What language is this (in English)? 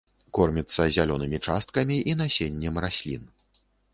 Belarusian